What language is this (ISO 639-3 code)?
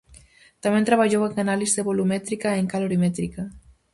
glg